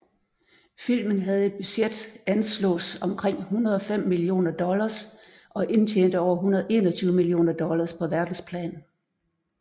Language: Danish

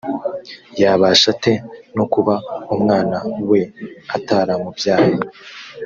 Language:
Kinyarwanda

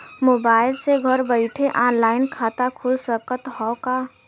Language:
Bhojpuri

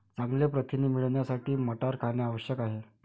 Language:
Marathi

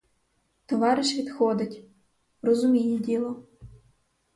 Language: Ukrainian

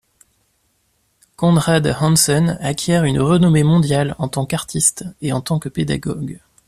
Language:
French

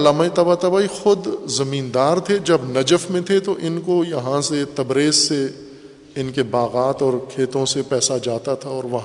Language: Urdu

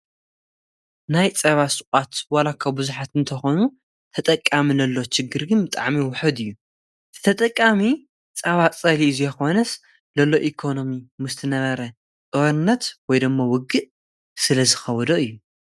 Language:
Tigrinya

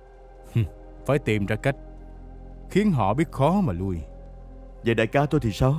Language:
Vietnamese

